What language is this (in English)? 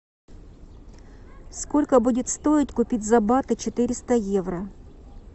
Russian